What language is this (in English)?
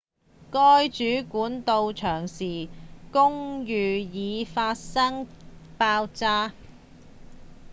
Cantonese